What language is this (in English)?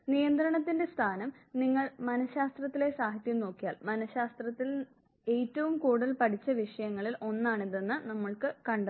Malayalam